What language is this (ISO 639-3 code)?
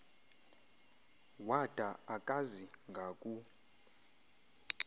xho